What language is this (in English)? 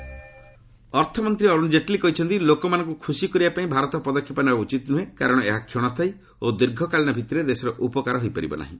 Odia